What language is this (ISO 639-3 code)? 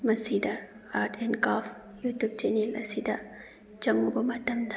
mni